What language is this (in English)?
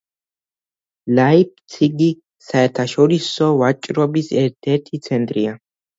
Georgian